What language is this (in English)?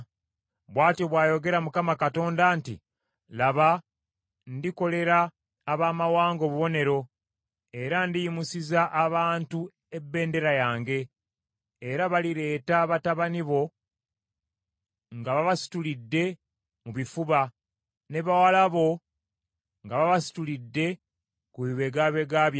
Ganda